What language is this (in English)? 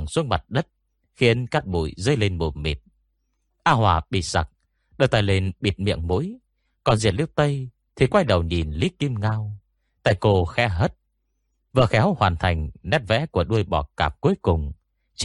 Vietnamese